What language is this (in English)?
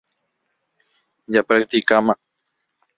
Guarani